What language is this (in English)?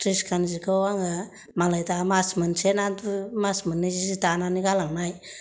Bodo